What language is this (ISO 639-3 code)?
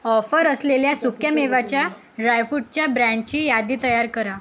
mar